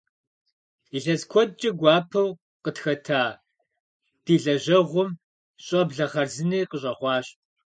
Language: Kabardian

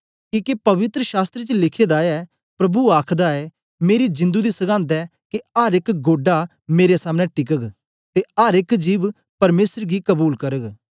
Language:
Dogri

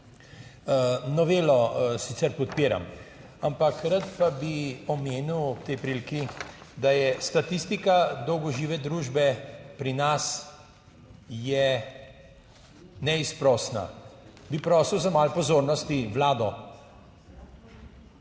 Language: Slovenian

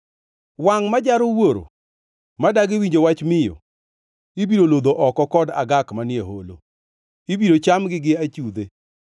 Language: Luo (Kenya and Tanzania)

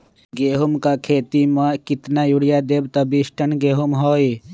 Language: Magahi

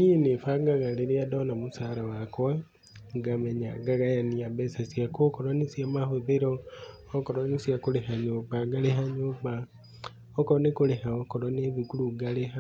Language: Kikuyu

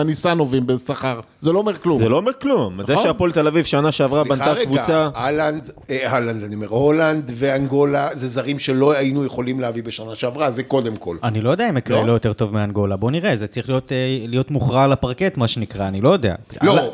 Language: Hebrew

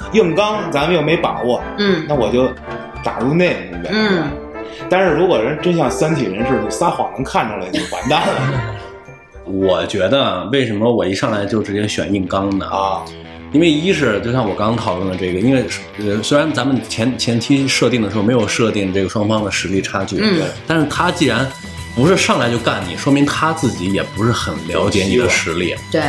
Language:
Chinese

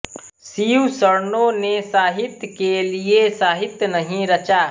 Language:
Hindi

